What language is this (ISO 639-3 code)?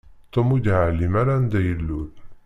kab